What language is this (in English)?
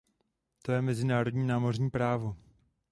Czech